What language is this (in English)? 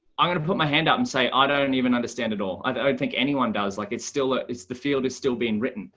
English